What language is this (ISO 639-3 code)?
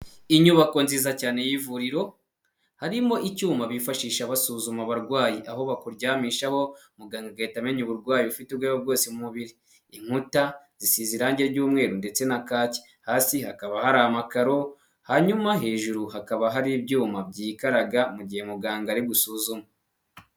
kin